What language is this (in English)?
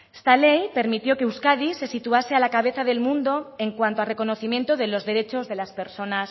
Spanish